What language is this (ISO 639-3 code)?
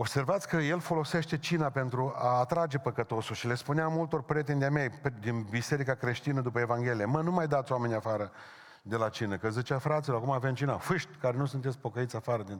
ron